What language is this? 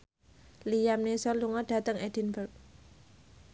Javanese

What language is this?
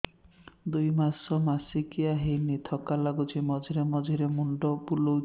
Odia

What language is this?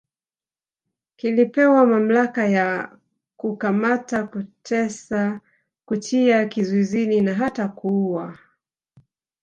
Swahili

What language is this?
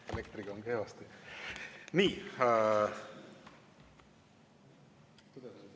Estonian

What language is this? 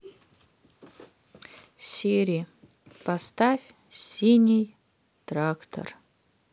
Russian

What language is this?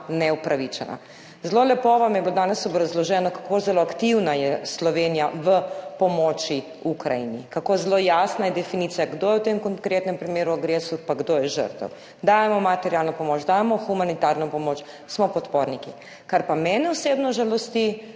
Slovenian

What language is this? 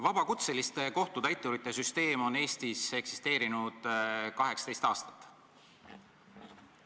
Estonian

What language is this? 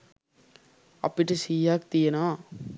Sinhala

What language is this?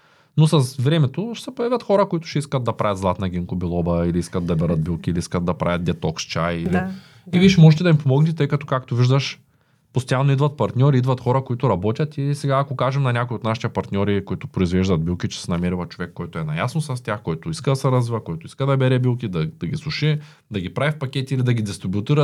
Bulgarian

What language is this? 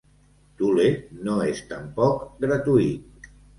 Catalan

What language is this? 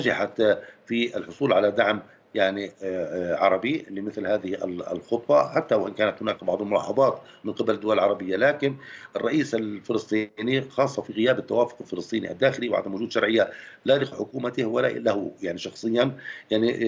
Arabic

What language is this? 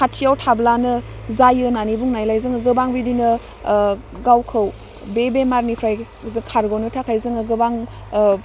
Bodo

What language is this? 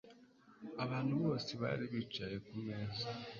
Kinyarwanda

